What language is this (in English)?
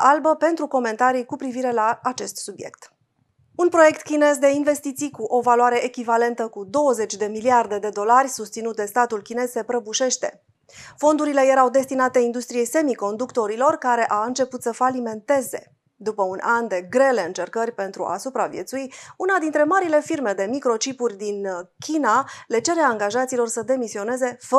Romanian